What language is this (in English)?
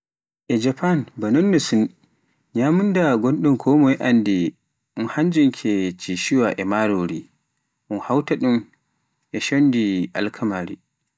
Pular